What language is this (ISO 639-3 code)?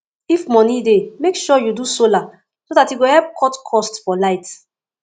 pcm